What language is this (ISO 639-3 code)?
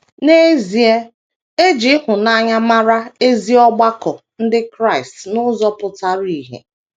ibo